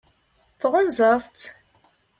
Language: Kabyle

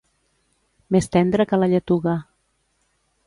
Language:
Catalan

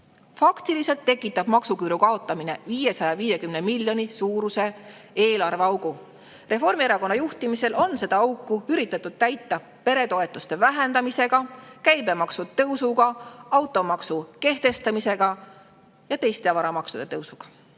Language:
Estonian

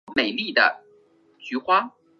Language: Chinese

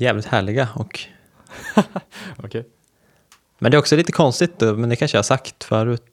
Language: Swedish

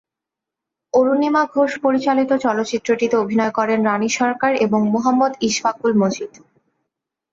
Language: Bangla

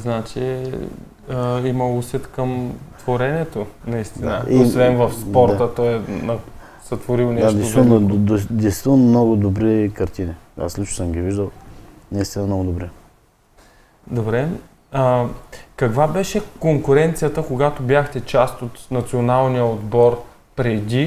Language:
Bulgarian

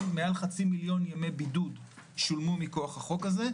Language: Hebrew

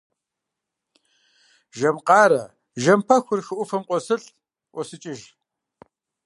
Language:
Kabardian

